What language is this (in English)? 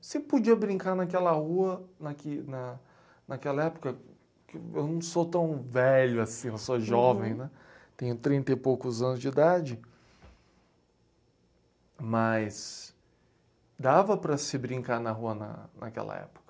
Portuguese